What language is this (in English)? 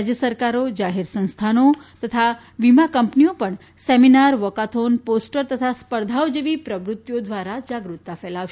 Gujarati